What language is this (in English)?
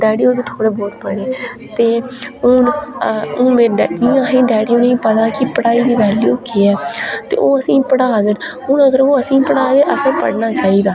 Dogri